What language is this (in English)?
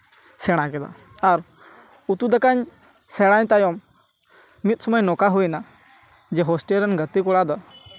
Santali